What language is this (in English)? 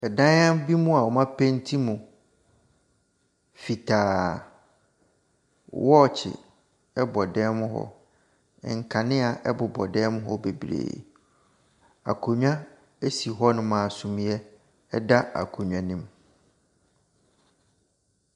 Akan